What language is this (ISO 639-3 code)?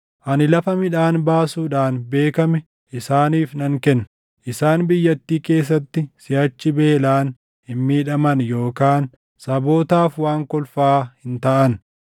orm